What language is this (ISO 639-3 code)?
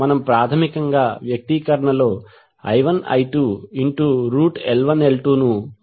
tel